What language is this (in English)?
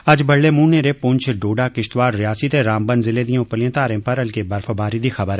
Dogri